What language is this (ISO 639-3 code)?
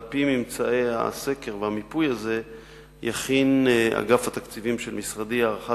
heb